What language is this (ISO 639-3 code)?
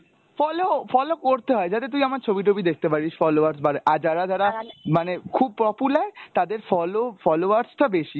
ben